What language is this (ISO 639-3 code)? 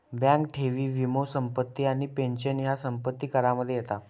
mar